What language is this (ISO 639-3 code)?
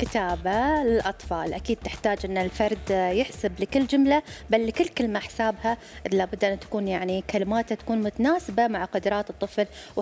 ara